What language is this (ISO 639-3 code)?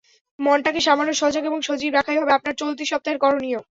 ben